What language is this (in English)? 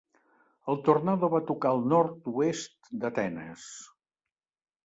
Catalan